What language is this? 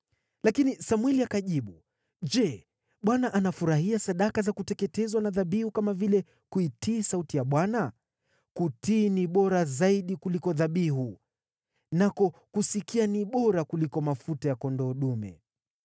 Swahili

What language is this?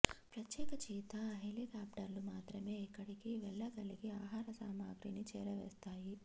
Telugu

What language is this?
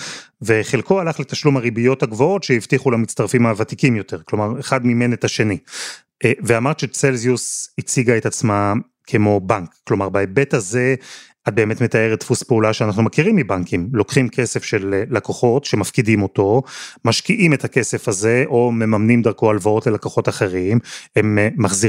Hebrew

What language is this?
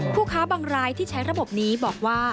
Thai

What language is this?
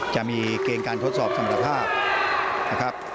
Thai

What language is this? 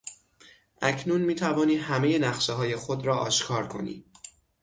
Persian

